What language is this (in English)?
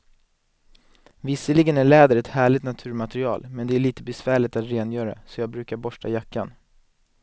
Swedish